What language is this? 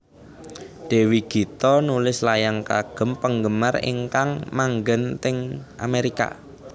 Javanese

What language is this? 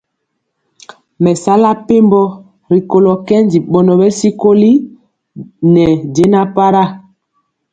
Mpiemo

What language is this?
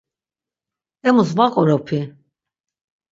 Laz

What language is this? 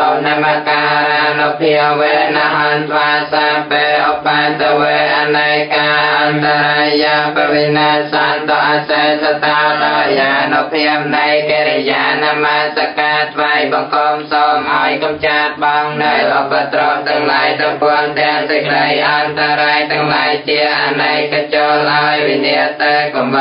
Thai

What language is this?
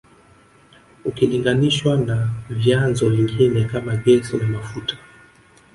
Swahili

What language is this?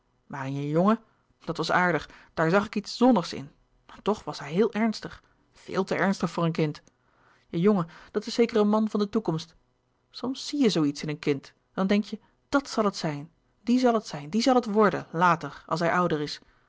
Dutch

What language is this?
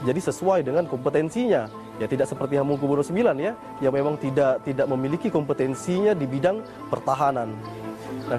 Indonesian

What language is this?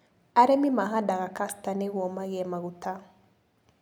Kikuyu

